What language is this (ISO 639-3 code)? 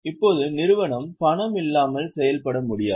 tam